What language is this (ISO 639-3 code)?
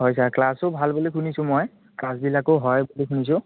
asm